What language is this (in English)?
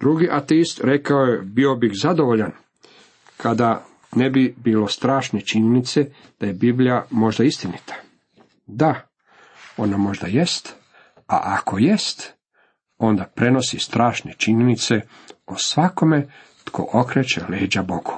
Croatian